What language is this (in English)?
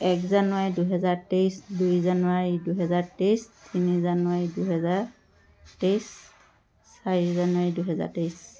Assamese